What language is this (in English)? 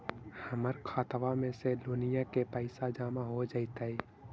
Magahi